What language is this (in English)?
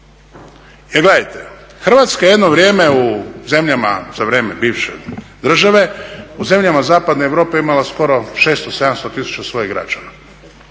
Croatian